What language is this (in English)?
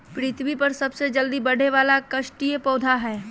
Magahi